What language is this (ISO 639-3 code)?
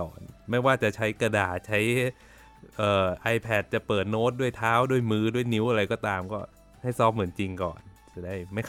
tha